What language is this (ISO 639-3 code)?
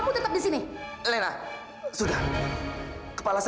ind